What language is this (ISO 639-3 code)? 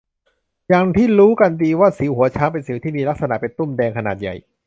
tha